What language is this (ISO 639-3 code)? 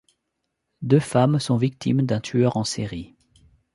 fra